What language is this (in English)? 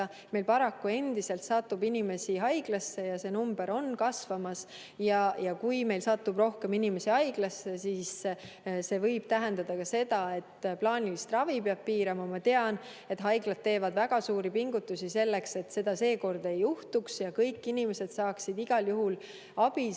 Estonian